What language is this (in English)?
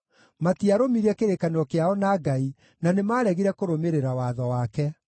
Kikuyu